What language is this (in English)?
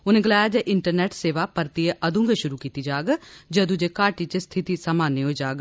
Dogri